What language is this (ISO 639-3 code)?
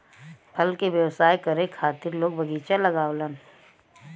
bho